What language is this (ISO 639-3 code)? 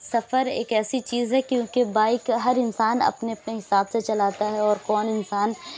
urd